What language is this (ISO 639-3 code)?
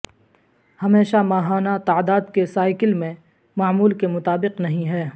urd